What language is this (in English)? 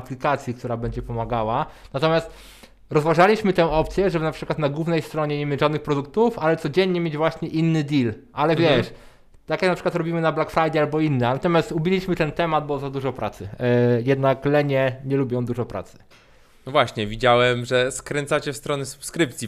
Polish